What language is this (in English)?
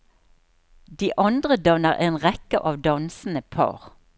Norwegian